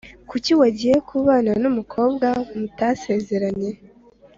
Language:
Kinyarwanda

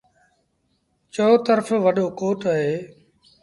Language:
Sindhi Bhil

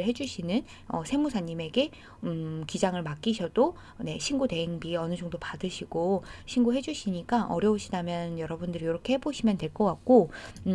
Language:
Korean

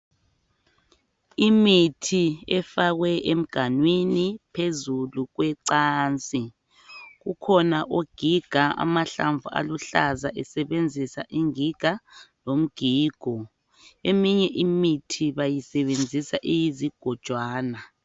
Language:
North Ndebele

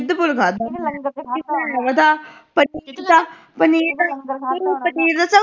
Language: Punjabi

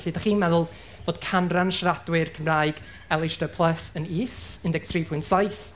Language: Welsh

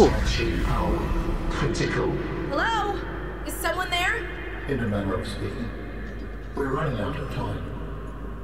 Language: Indonesian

